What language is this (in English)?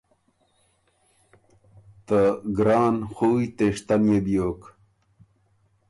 Ormuri